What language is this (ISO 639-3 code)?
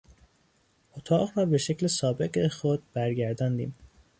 fas